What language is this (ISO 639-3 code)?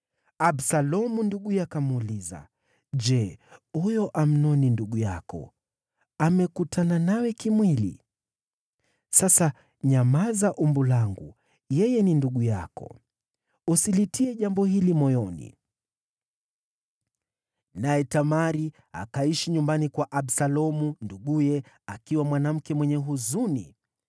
swa